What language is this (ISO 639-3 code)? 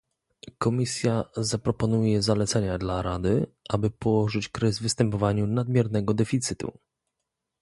pol